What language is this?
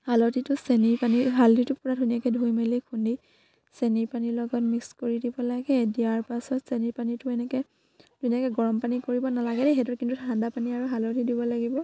Assamese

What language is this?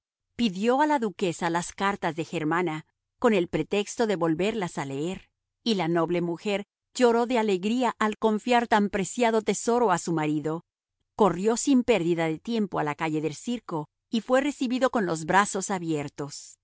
Spanish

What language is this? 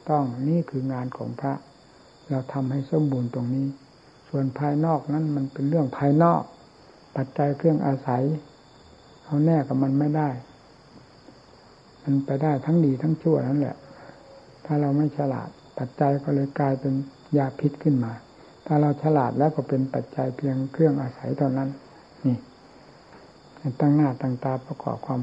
Thai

